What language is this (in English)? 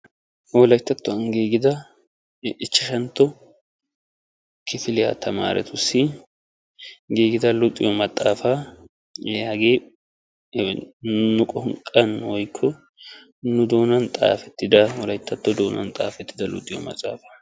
Wolaytta